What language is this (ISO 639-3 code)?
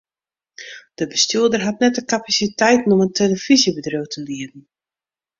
fry